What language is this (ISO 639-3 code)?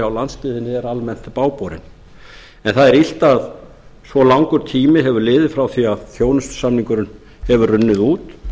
isl